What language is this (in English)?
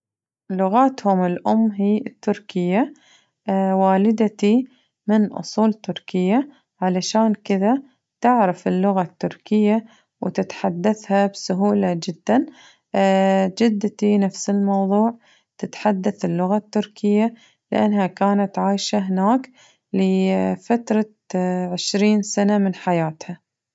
Najdi Arabic